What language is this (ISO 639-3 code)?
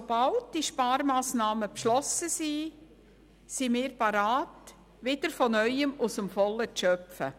gsw